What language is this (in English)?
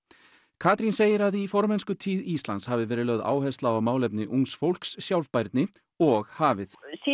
Icelandic